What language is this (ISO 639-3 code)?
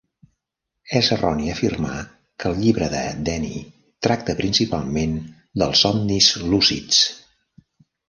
cat